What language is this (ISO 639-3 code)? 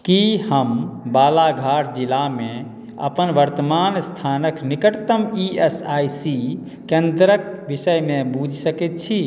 mai